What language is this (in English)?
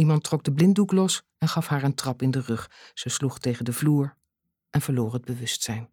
Dutch